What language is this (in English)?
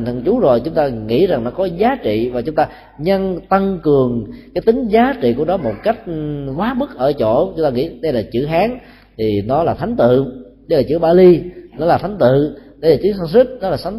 Vietnamese